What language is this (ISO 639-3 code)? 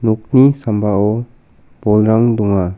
grt